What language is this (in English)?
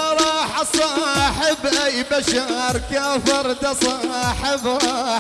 Arabic